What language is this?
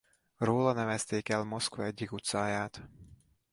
Hungarian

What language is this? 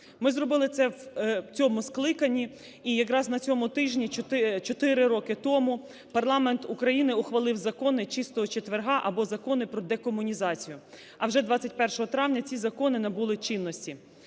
Ukrainian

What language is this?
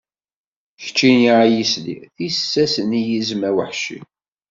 Kabyle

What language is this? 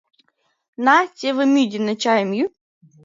Mari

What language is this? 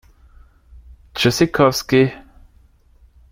German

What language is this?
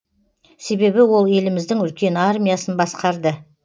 Kazakh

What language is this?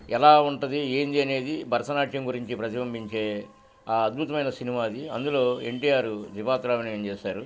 Telugu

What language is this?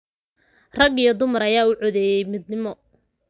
Somali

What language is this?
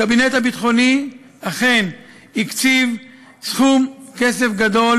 Hebrew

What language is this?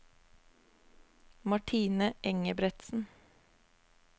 Norwegian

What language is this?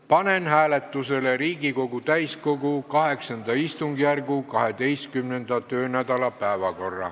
Estonian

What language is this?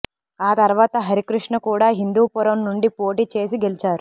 Telugu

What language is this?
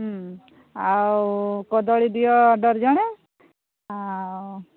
Odia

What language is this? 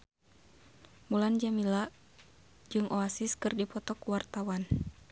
Sundanese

